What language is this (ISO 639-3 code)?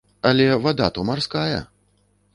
bel